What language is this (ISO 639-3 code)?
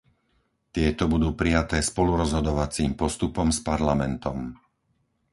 slk